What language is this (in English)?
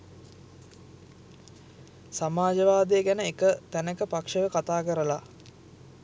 Sinhala